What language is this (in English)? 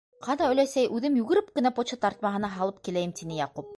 Bashkir